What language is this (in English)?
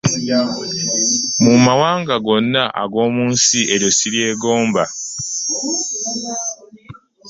Ganda